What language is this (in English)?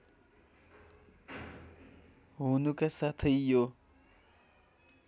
Nepali